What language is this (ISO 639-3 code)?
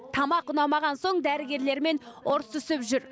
kaz